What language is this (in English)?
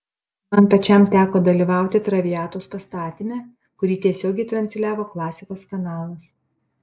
Lithuanian